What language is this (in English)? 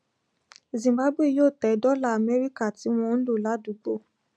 Yoruba